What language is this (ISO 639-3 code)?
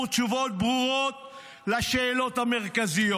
heb